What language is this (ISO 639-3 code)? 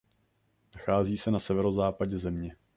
ces